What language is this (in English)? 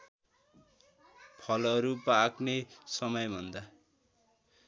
Nepali